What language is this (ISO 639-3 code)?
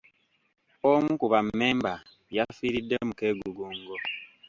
lug